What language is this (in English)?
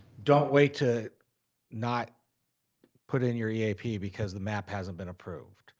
English